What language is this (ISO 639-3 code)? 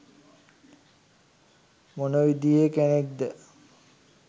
sin